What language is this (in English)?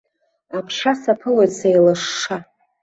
Abkhazian